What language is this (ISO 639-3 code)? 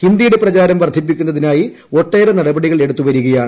mal